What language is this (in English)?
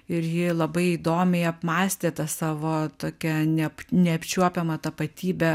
Lithuanian